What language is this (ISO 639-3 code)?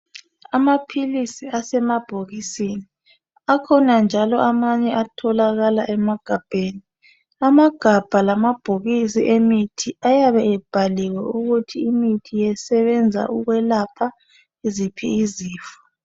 nde